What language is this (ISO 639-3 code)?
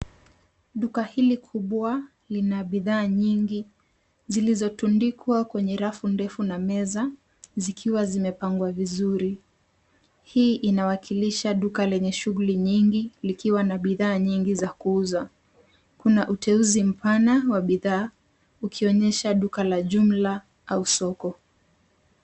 swa